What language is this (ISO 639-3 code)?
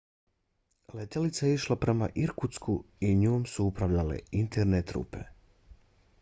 bos